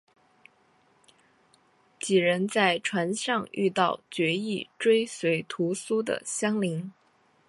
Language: Chinese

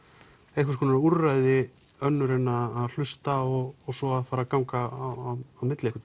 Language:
Icelandic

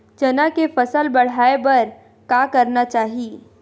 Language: Chhattisgarhi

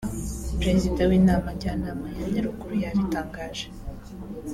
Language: Kinyarwanda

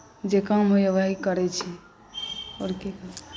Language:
Maithili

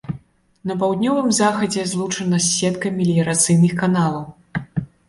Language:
Belarusian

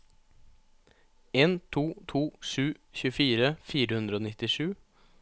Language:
Norwegian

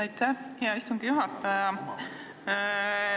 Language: Estonian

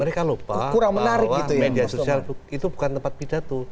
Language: Indonesian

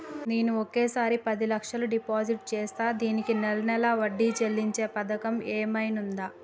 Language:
Telugu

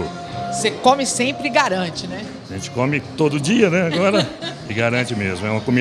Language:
Portuguese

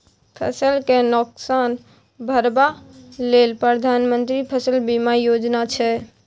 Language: Maithili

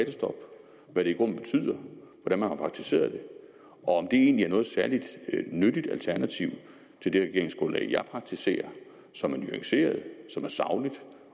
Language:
Danish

